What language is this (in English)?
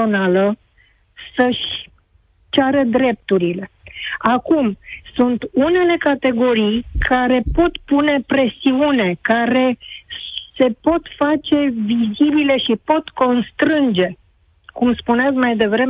Romanian